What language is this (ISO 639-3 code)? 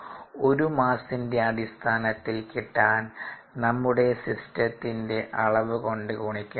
mal